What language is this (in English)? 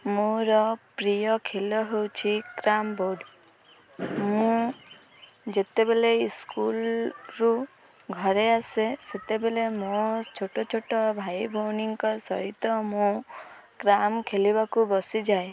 Odia